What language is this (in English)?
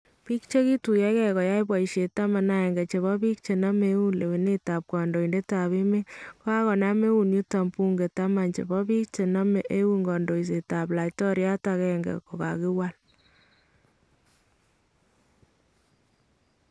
Kalenjin